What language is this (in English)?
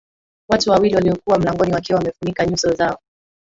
Swahili